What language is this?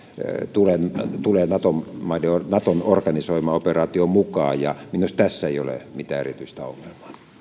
Finnish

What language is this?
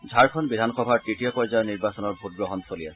Assamese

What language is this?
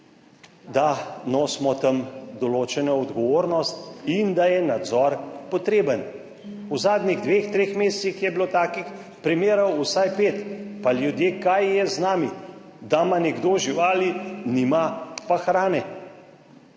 Slovenian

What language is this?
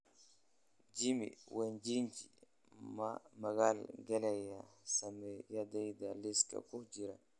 Somali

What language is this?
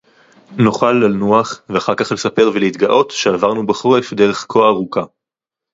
Hebrew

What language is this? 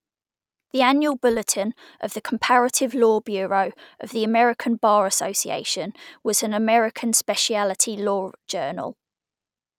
English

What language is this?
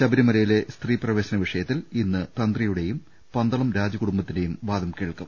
Malayalam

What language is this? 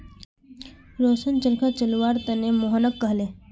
Magahi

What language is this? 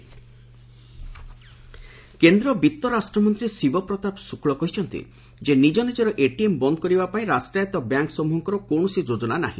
Odia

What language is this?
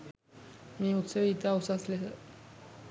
Sinhala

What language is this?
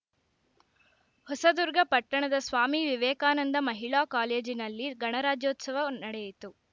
Kannada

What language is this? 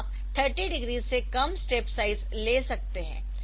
Hindi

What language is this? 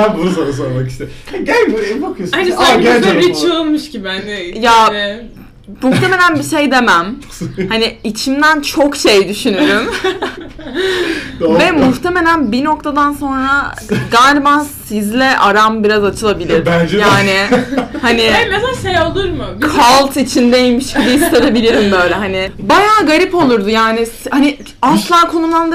Turkish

